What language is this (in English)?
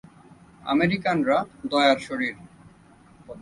Bangla